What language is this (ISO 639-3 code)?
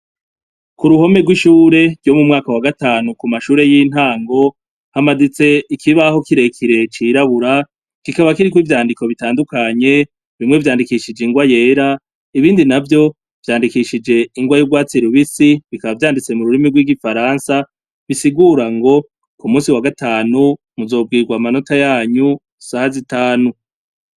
run